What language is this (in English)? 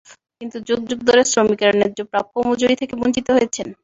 Bangla